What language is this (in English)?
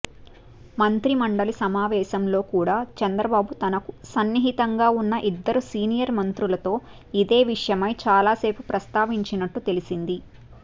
Telugu